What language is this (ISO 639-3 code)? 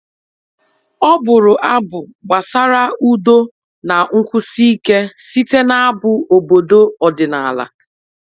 ibo